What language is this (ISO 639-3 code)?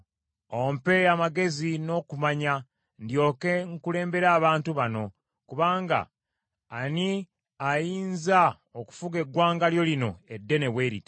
lug